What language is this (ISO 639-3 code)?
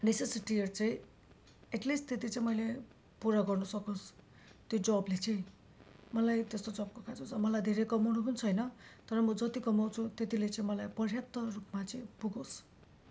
nep